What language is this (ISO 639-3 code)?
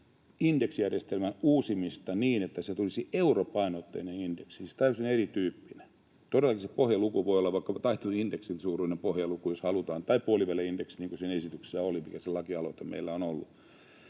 fin